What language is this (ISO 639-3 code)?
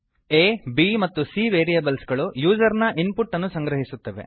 kan